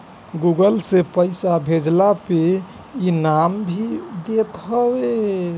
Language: Bhojpuri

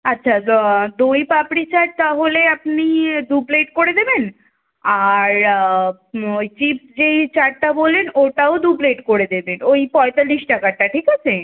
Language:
Bangla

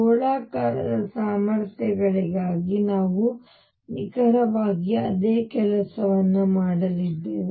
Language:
Kannada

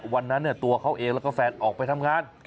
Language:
Thai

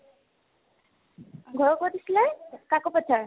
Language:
Assamese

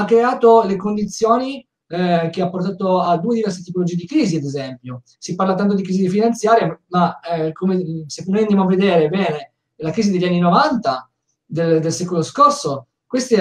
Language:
Italian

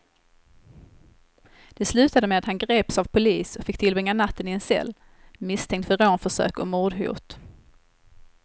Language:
Swedish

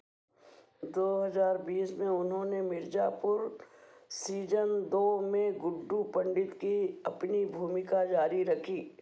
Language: Hindi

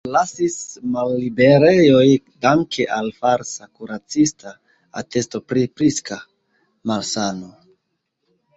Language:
Esperanto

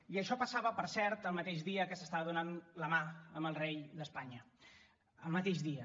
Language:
Catalan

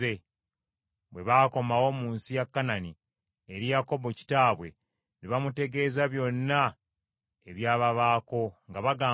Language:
Ganda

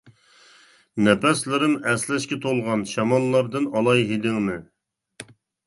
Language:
Uyghur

